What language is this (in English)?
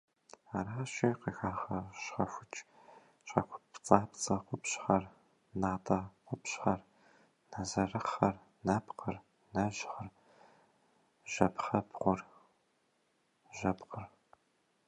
Kabardian